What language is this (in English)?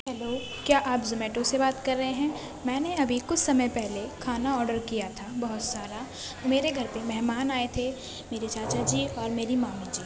Urdu